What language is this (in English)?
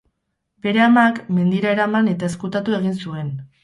Basque